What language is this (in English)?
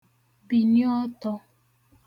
Igbo